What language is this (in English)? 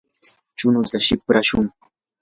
Yanahuanca Pasco Quechua